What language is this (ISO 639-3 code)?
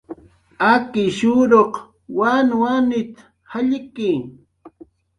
jqr